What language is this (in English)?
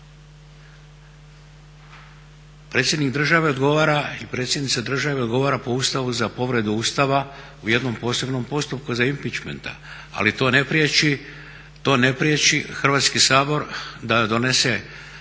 Croatian